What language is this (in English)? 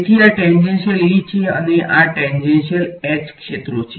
Gujarati